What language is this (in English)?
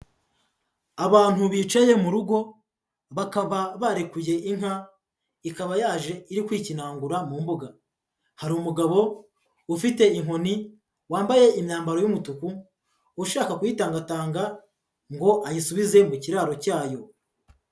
Kinyarwanda